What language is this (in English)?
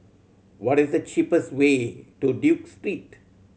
English